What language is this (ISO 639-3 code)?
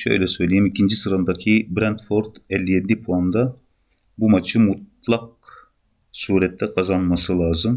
tur